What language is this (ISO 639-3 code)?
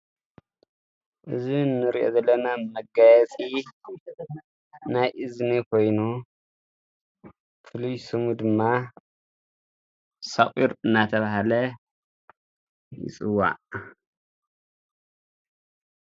tir